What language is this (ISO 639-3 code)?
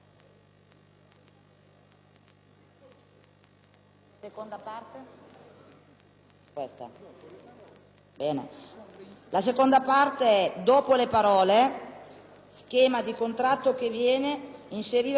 ita